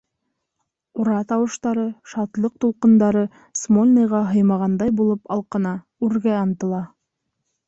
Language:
Bashkir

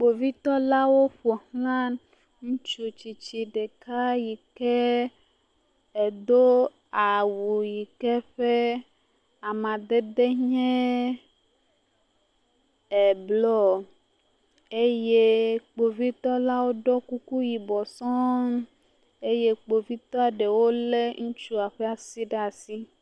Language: Ewe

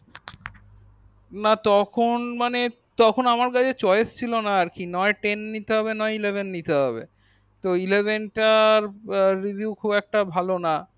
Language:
Bangla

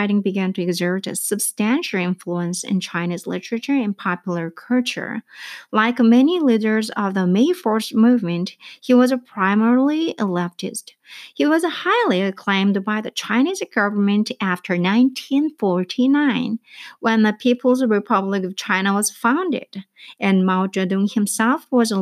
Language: Korean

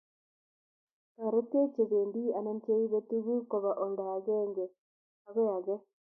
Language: Kalenjin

